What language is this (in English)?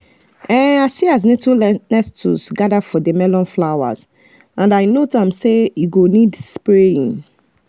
Nigerian Pidgin